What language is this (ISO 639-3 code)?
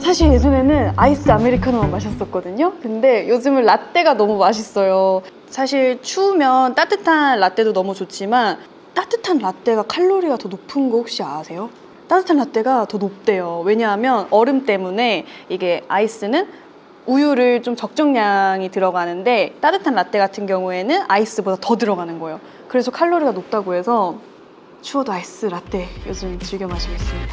kor